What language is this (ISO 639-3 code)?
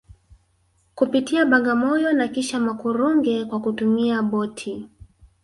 swa